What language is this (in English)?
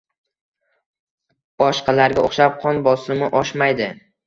Uzbek